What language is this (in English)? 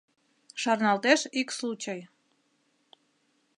Mari